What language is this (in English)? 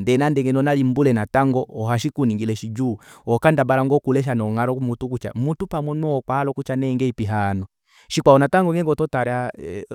Kuanyama